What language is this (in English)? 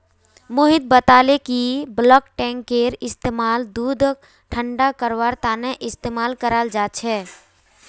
Magahi